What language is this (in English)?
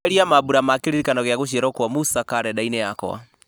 Kikuyu